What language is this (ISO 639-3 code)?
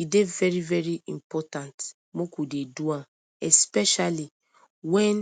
pcm